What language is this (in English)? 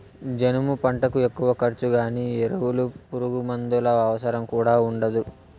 Telugu